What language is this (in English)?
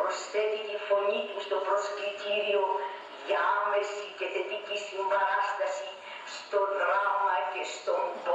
Greek